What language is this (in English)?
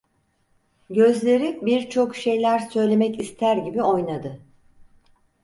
Turkish